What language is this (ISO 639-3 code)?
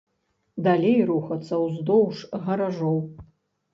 bel